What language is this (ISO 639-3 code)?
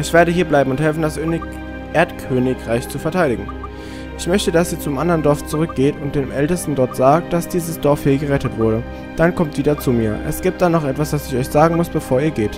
deu